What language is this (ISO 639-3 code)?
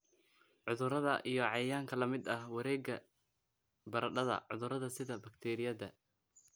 som